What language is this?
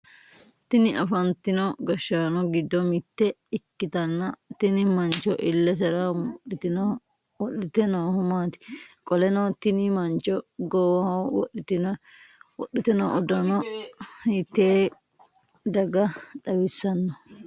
Sidamo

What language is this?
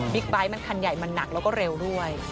Thai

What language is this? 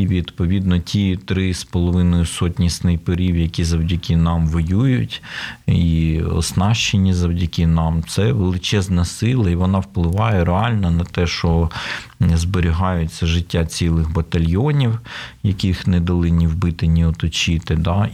Ukrainian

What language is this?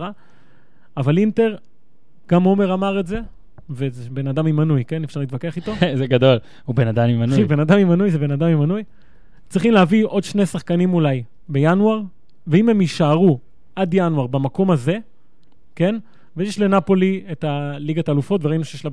Hebrew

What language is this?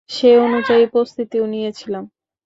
Bangla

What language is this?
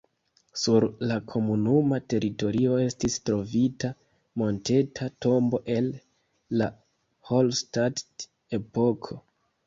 Esperanto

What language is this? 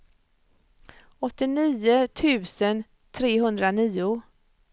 Swedish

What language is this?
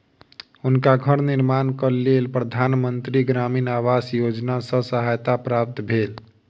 Maithili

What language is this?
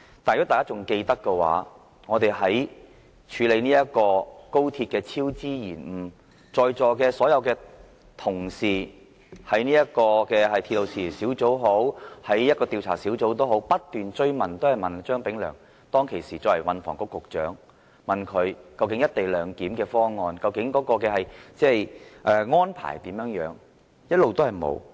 Cantonese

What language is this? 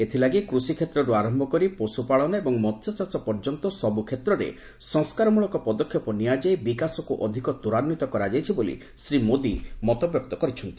Odia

